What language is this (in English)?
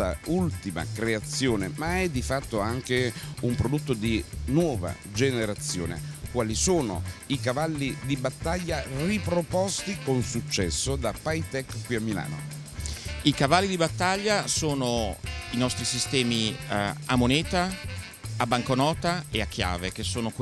Italian